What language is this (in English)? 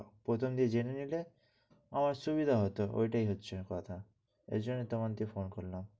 Bangla